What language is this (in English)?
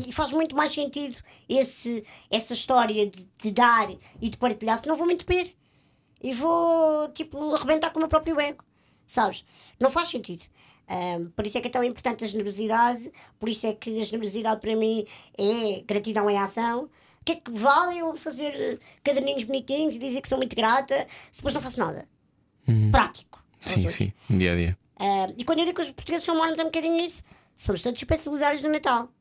Portuguese